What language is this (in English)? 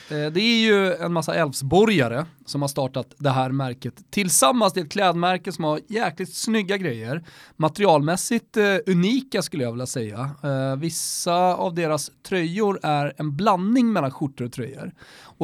Swedish